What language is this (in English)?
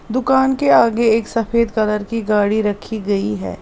Hindi